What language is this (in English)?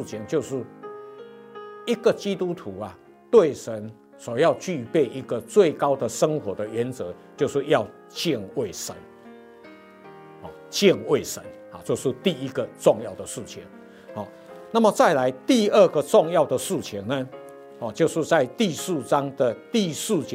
Chinese